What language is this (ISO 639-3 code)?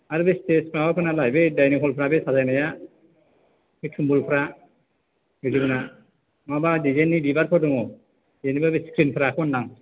brx